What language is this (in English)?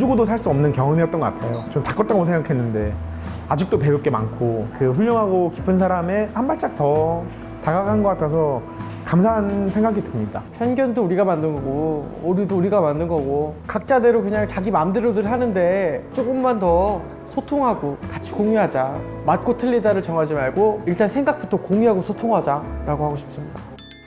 Korean